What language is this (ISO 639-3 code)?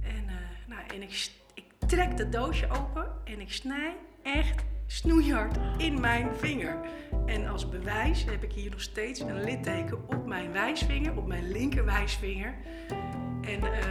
nld